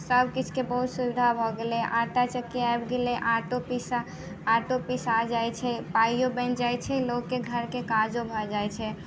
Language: Maithili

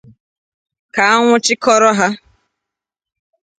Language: Igbo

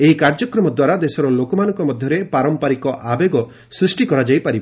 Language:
Odia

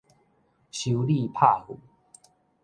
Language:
Min Nan Chinese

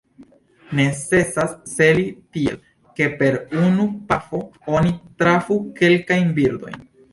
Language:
Esperanto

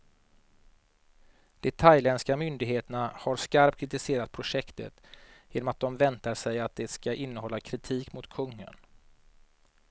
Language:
Swedish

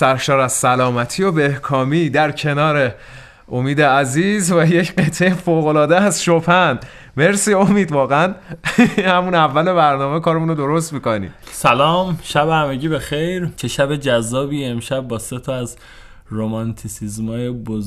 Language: Persian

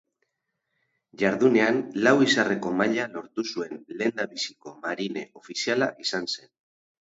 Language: Basque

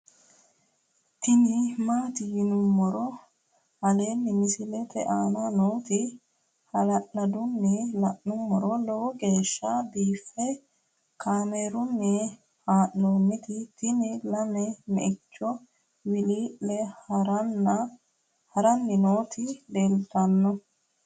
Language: Sidamo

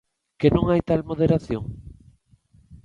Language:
Galician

